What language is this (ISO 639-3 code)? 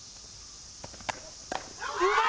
jpn